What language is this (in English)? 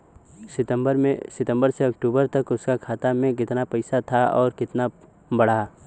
Bhojpuri